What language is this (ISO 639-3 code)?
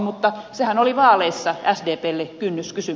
fin